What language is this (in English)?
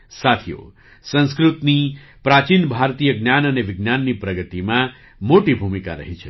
Gujarati